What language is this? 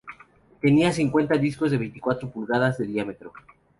Spanish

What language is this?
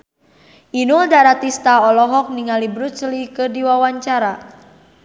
Sundanese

